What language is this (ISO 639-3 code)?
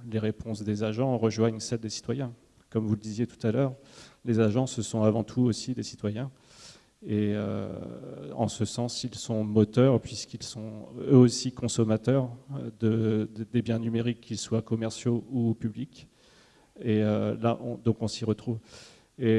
fra